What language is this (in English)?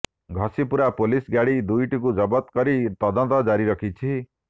Odia